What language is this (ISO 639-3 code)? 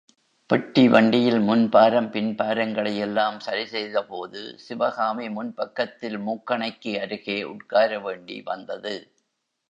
tam